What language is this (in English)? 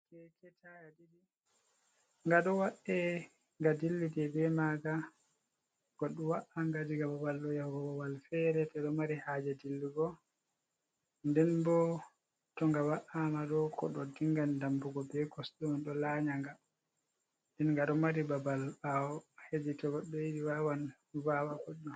Fula